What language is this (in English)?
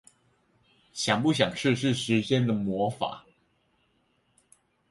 Chinese